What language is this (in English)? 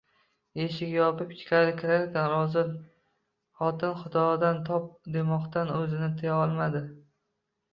Uzbek